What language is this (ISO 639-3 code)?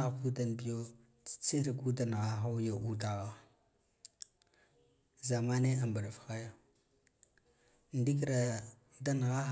gdf